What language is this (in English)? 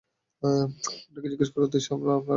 Bangla